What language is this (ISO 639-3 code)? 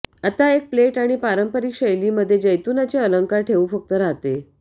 mar